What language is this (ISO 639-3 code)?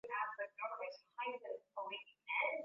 swa